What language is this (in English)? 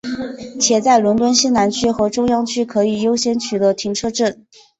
Chinese